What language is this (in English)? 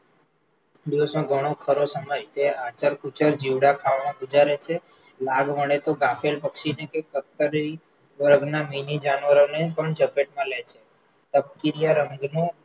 Gujarati